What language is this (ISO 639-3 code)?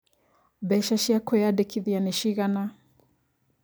kik